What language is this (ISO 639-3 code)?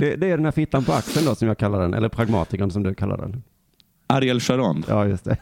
swe